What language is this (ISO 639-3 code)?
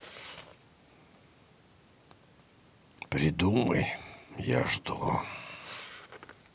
rus